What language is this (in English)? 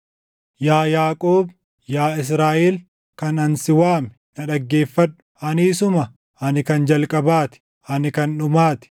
Oromo